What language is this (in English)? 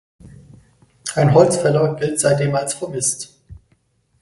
German